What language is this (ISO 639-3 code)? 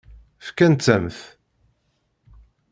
kab